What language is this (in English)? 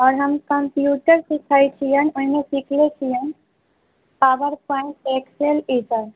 Maithili